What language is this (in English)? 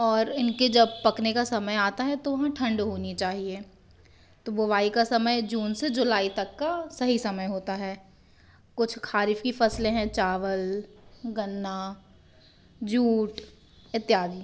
Hindi